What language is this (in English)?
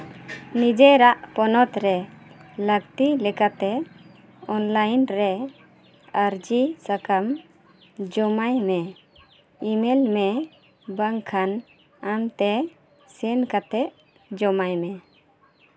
Santali